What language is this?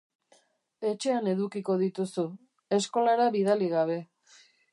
Basque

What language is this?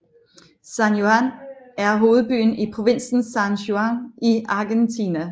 Danish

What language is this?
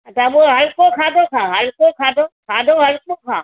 Sindhi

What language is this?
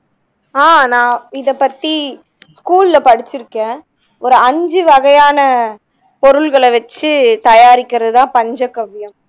Tamil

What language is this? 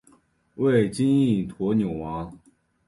Chinese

